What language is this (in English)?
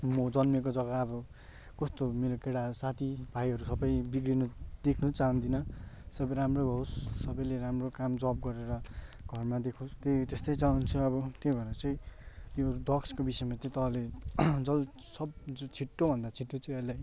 Nepali